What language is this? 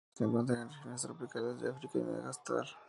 Spanish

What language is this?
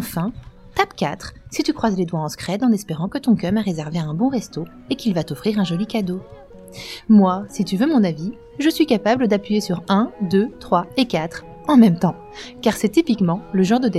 French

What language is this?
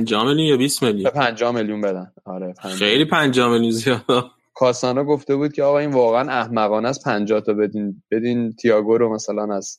Persian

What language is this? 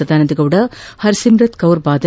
Kannada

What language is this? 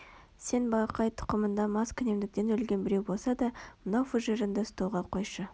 Kazakh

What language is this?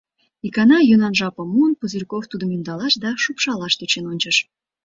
Mari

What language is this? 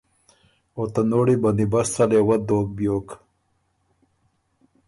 Ormuri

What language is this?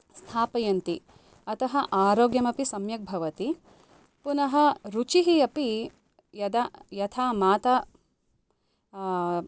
Sanskrit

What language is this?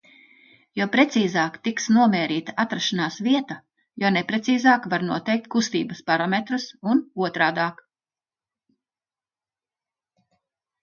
Latvian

